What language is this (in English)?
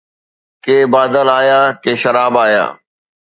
Sindhi